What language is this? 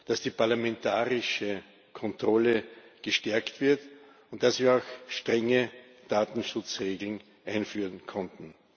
German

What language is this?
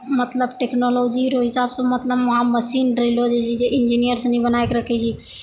Maithili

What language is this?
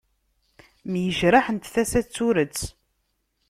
Kabyle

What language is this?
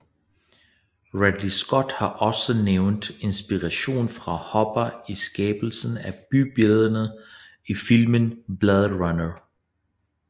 Danish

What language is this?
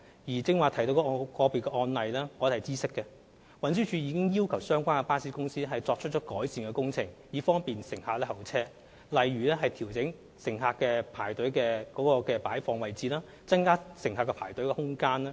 Cantonese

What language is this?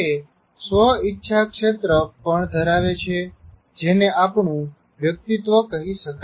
Gujarati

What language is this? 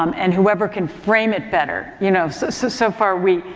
English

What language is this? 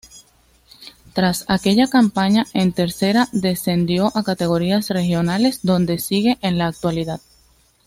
Spanish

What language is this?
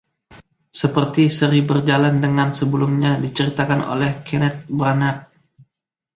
Indonesian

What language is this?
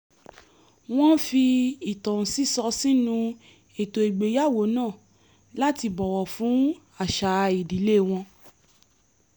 Yoruba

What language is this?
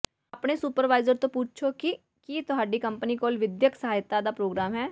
Punjabi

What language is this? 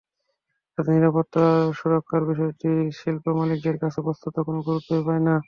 Bangla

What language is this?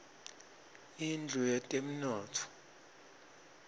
Swati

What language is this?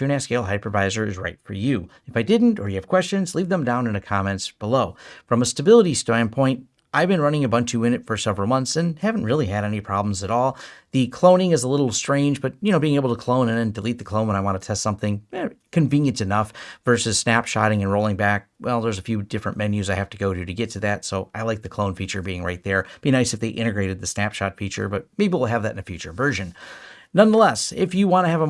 English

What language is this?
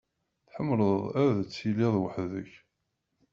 Kabyle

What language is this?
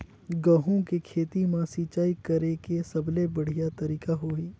Chhattisgarhi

